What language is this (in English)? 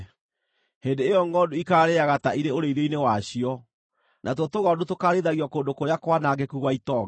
Kikuyu